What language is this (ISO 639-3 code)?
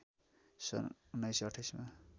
nep